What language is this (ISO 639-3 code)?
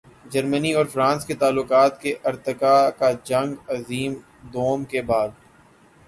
urd